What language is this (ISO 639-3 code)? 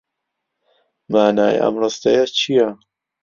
ckb